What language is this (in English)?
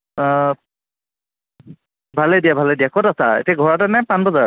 Assamese